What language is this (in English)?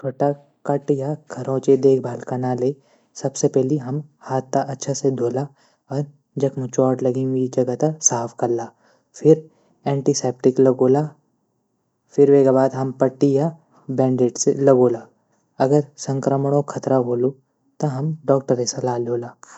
Garhwali